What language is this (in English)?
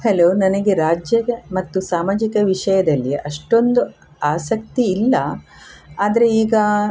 Kannada